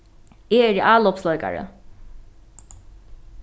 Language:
Faroese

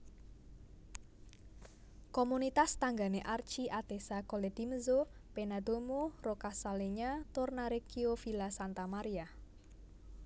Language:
Javanese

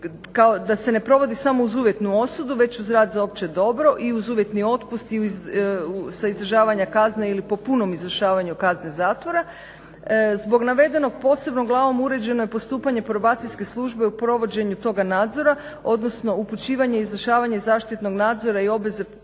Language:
Croatian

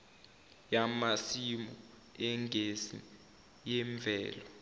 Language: Zulu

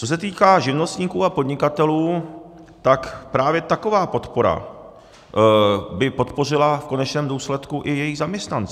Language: Czech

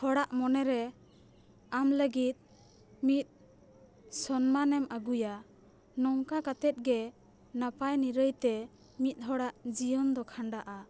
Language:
Santali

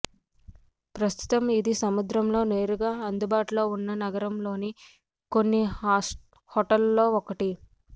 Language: Telugu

